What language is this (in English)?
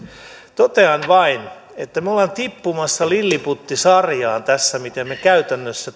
Finnish